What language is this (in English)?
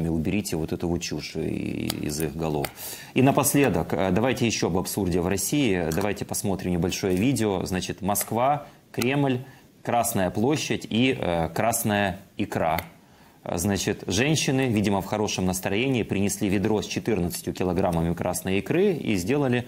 Russian